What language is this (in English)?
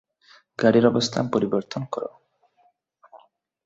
Bangla